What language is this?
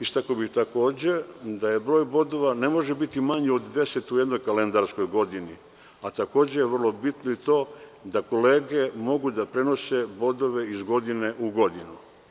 Serbian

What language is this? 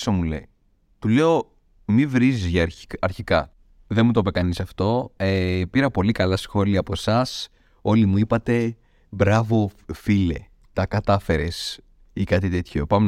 Greek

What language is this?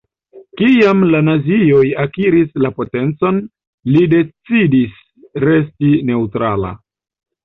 Esperanto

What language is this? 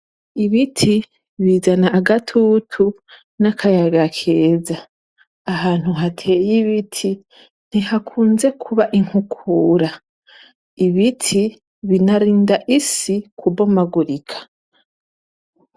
Rundi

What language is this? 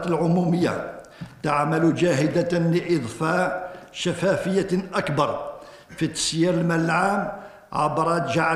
Arabic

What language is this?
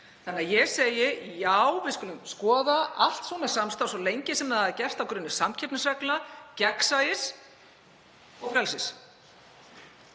Icelandic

